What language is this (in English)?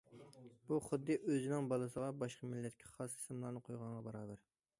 Uyghur